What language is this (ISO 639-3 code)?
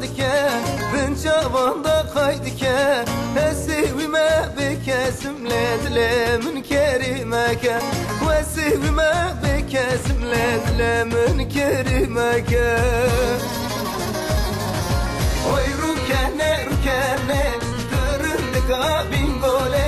tur